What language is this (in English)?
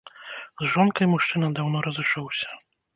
Belarusian